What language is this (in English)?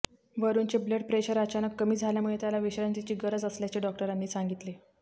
Marathi